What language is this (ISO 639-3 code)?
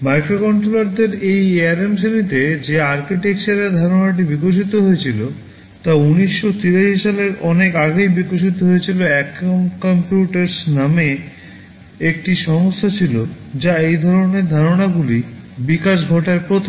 ben